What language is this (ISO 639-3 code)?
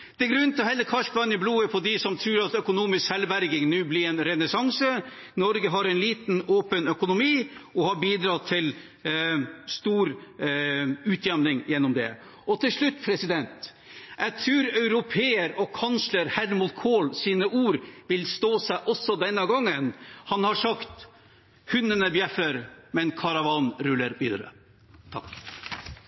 nob